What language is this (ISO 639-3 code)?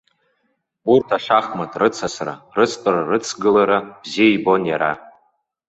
abk